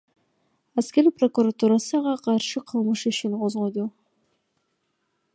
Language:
Kyrgyz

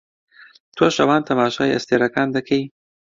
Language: Central Kurdish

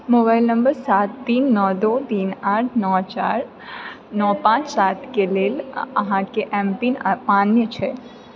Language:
Maithili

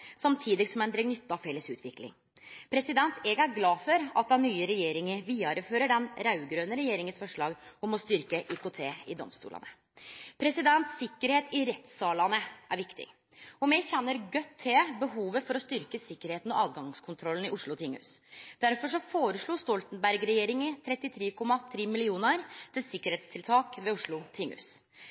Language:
Norwegian Nynorsk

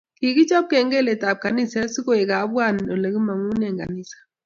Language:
Kalenjin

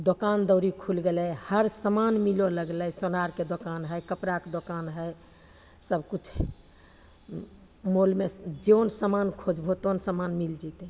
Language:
Maithili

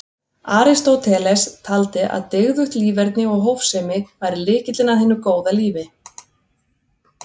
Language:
Icelandic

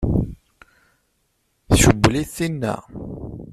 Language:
Kabyle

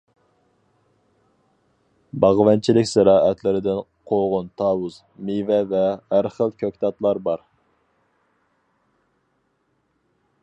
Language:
Uyghur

